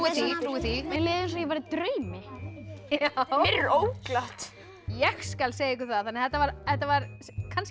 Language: Icelandic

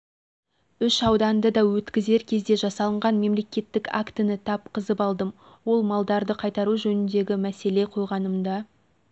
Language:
Kazakh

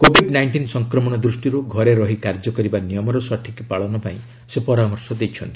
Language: Odia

